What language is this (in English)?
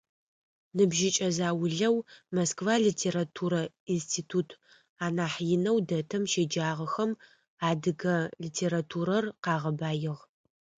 Adyghe